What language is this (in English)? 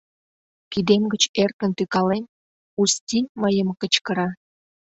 Mari